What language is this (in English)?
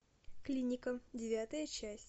Russian